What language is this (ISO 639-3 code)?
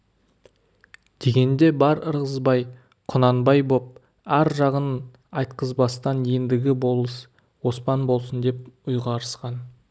kaz